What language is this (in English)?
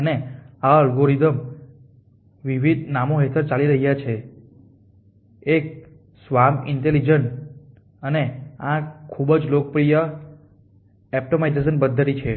Gujarati